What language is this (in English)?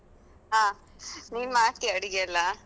Kannada